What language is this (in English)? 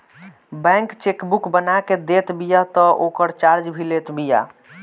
Bhojpuri